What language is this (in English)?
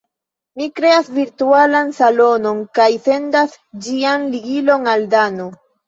Esperanto